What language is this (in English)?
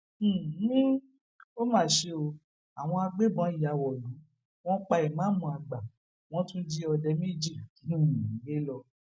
Yoruba